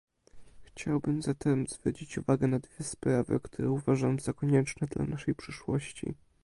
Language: Polish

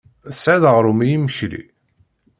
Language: Kabyle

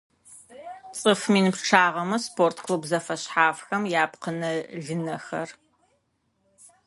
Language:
Adyghe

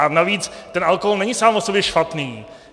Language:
Czech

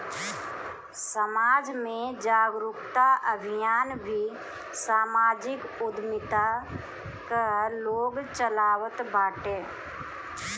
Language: Bhojpuri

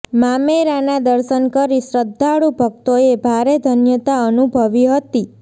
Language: Gujarati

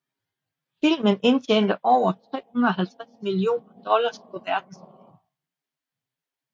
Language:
Danish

